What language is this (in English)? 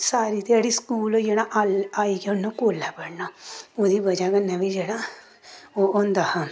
Dogri